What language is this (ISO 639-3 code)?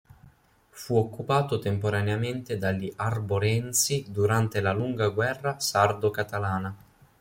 ita